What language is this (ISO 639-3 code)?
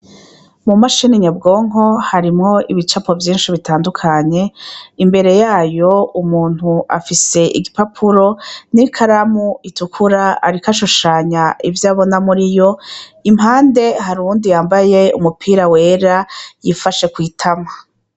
run